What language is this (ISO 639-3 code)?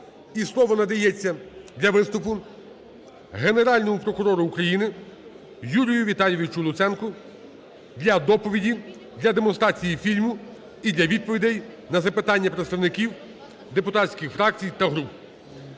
ukr